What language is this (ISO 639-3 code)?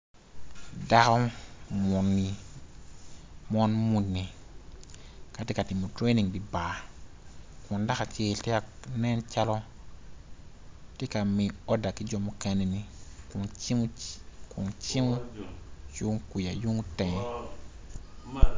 ach